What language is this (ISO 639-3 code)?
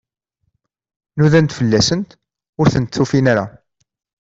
kab